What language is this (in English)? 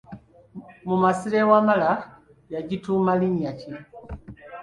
Ganda